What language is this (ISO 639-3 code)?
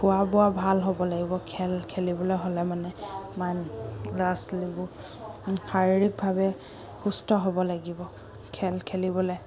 asm